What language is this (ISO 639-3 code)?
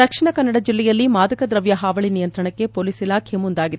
kan